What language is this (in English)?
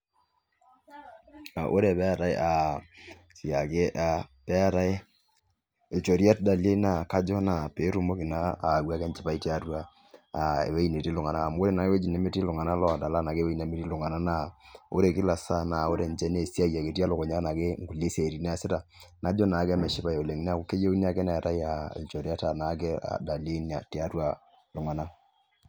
Masai